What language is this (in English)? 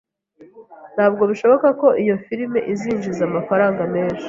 Kinyarwanda